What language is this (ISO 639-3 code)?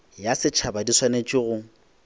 nso